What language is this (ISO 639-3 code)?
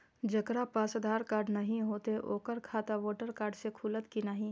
mai